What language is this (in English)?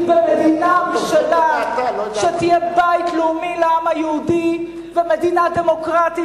Hebrew